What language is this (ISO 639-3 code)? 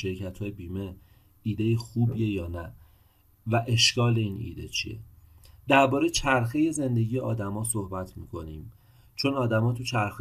fas